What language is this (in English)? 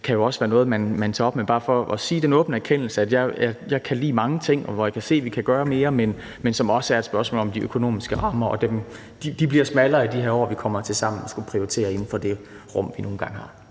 Danish